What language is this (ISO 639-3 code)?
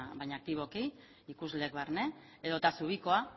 eus